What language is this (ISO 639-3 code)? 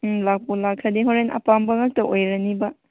mni